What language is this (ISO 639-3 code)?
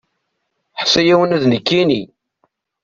kab